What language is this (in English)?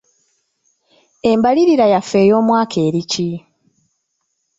Ganda